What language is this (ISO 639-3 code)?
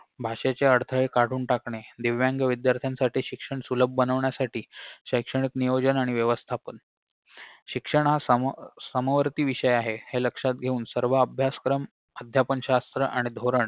mar